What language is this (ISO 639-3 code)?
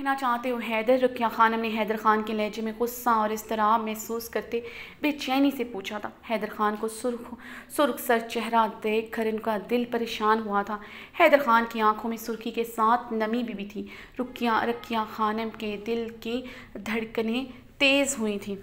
hin